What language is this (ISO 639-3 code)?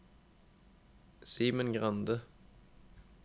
nor